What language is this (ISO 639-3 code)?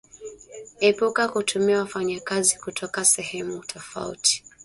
swa